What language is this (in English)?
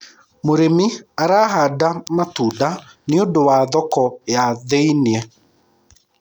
Kikuyu